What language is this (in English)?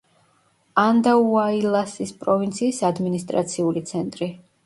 Georgian